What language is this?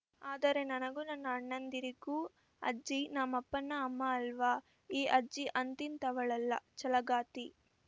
Kannada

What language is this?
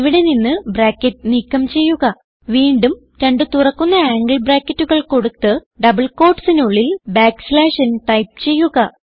Malayalam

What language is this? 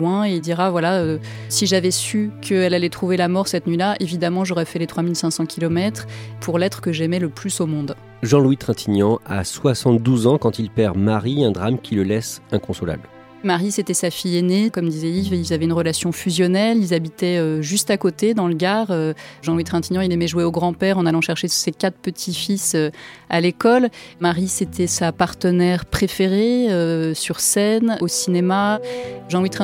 French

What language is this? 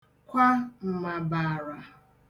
Igbo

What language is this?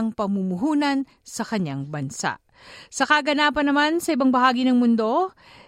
Filipino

